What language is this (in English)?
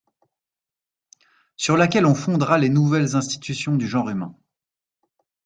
French